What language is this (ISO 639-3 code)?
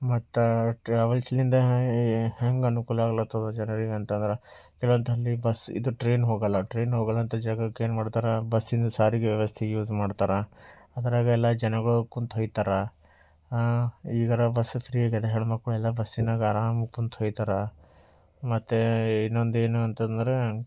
kan